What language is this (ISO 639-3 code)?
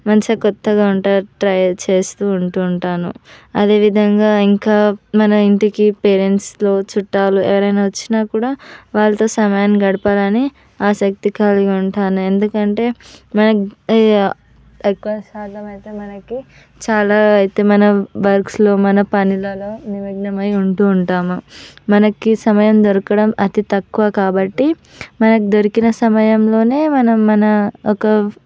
tel